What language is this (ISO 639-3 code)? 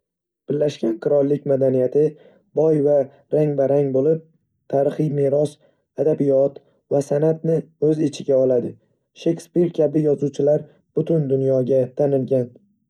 uzb